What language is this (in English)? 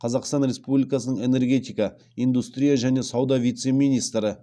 Kazakh